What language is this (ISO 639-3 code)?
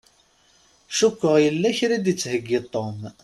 kab